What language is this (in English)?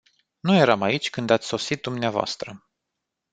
Romanian